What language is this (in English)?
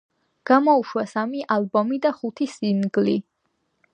Georgian